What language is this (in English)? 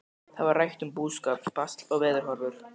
Icelandic